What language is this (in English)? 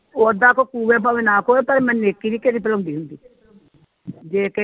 Punjabi